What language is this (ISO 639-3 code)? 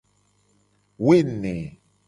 gej